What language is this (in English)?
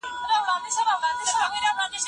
Pashto